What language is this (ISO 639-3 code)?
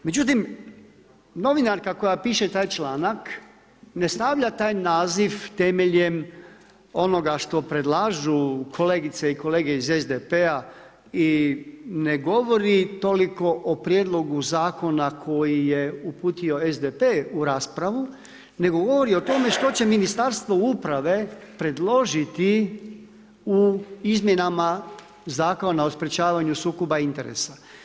hrv